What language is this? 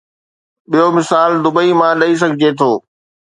Sindhi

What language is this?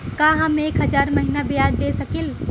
Bhojpuri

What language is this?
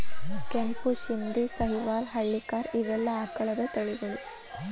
Kannada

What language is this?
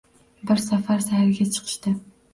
Uzbek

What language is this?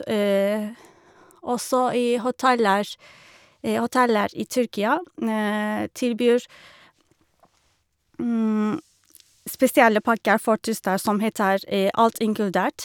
Norwegian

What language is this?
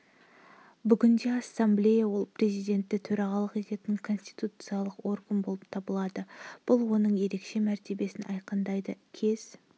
Kazakh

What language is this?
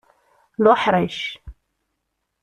Kabyle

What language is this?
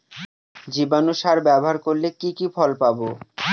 Bangla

